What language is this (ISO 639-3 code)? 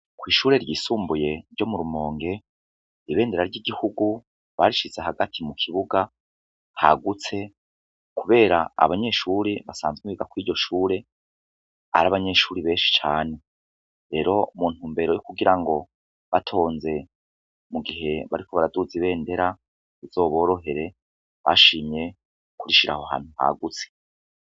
run